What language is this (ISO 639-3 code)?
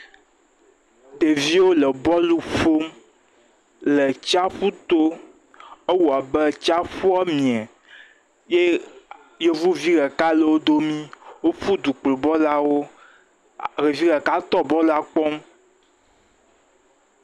ewe